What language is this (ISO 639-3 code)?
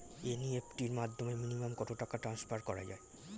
ben